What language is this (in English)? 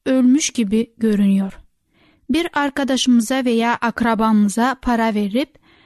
Turkish